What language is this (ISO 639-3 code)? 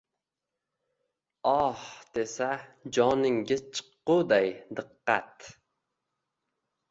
uzb